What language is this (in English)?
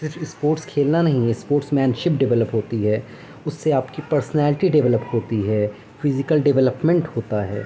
Urdu